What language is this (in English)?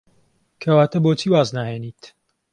Central Kurdish